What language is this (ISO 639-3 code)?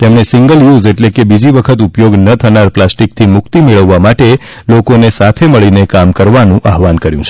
guj